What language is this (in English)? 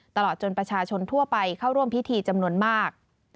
Thai